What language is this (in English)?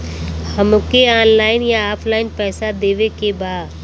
Bhojpuri